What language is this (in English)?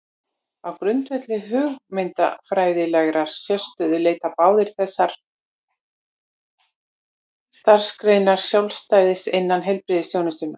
Icelandic